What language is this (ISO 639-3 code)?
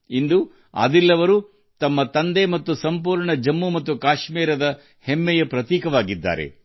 kan